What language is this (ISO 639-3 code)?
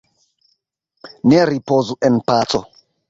epo